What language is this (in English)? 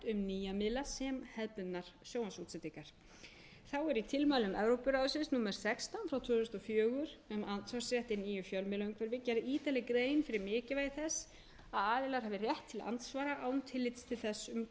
Icelandic